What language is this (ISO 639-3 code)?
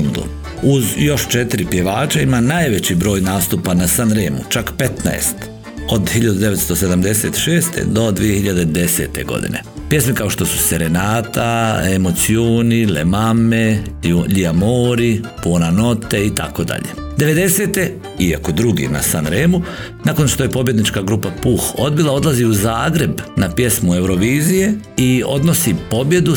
hrv